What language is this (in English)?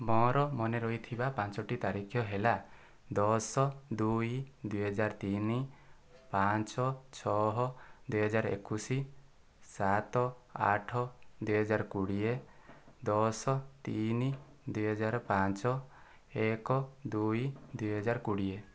Odia